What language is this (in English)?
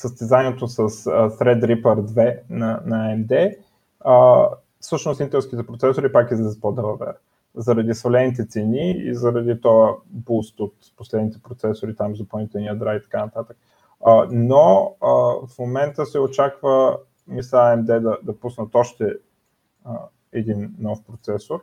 Bulgarian